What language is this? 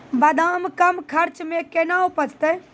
Maithili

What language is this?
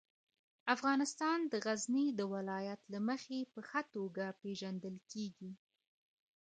Pashto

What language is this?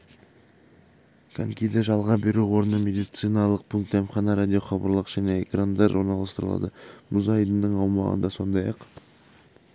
Kazakh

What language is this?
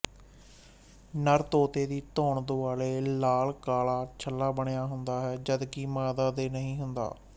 Punjabi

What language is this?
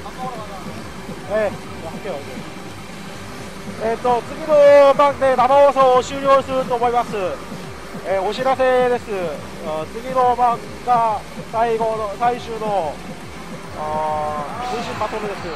Japanese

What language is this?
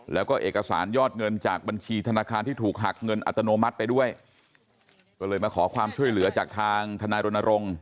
Thai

